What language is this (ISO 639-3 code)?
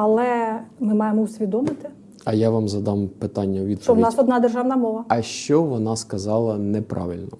ukr